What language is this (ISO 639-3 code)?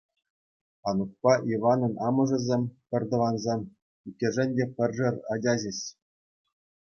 chv